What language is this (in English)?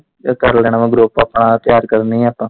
Punjabi